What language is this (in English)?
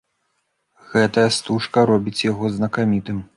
Belarusian